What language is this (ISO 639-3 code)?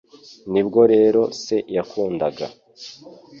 kin